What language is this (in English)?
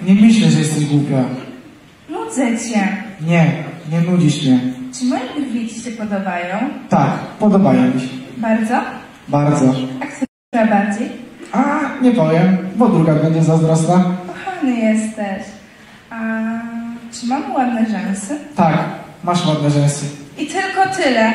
Polish